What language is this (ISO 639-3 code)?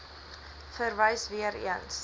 afr